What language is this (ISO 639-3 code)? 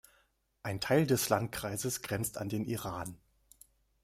deu